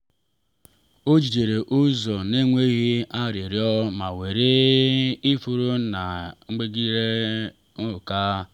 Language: Igbo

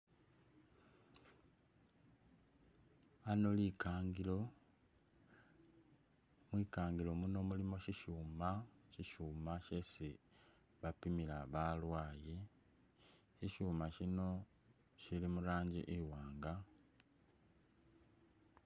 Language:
Masaaba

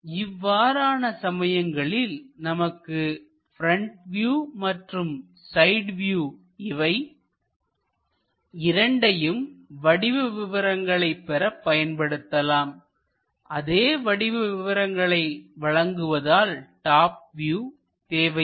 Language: Tamil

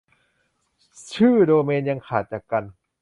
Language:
Thai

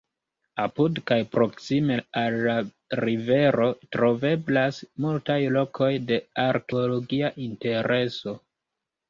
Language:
Esperanto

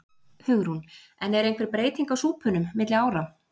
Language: Icelandic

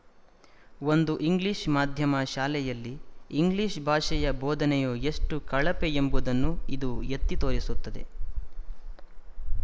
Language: Kannada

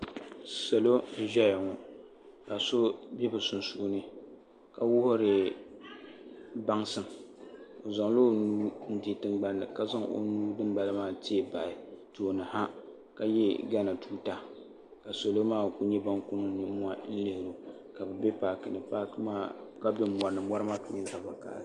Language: Dagbani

